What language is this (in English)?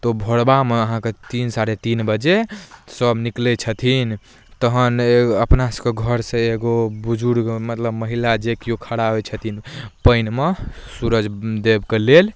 Maithili